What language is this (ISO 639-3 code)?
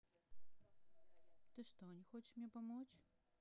rus